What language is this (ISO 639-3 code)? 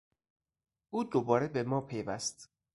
fas